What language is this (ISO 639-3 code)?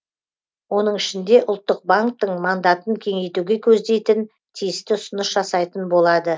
kaz